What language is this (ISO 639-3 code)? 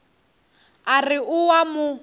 nso